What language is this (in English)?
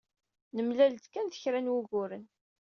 Kabyle